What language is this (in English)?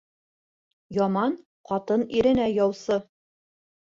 Bashkir